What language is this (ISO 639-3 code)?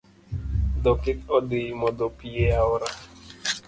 luo